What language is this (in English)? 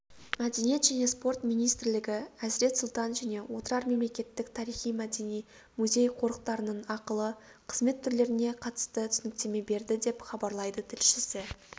Kazakh